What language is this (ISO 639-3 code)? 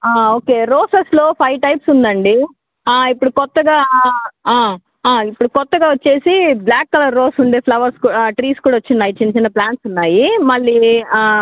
tel